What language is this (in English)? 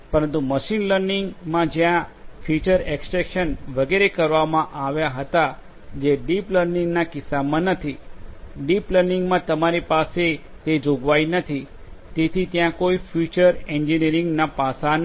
Gujarati